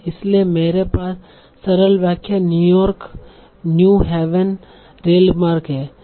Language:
Hindi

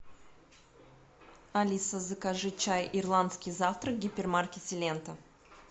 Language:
Russian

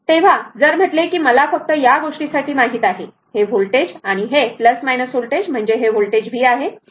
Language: Marathi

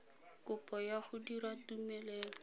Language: Tswana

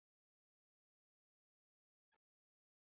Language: Basque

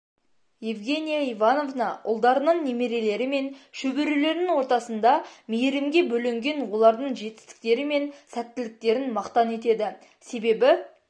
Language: Kazakh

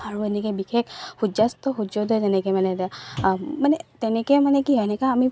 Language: Assamese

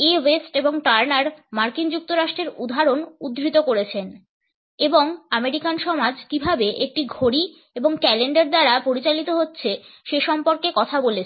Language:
Bangla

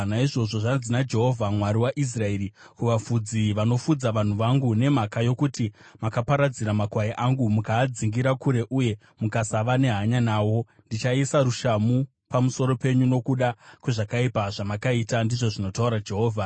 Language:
Shona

